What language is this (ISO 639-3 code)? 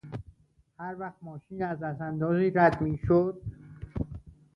fas